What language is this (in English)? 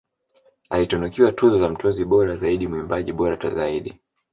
Swahili